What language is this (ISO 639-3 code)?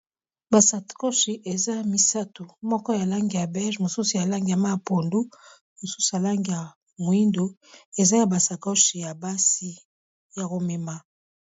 lin